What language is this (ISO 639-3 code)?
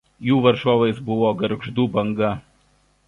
lit